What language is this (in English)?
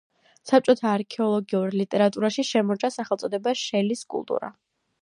Georgian